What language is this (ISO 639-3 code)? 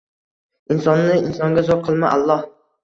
uzb